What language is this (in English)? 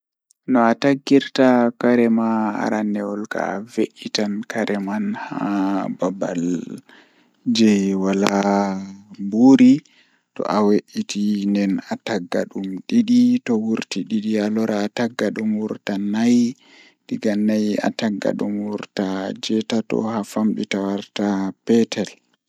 Fula